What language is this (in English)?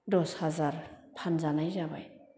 Bodo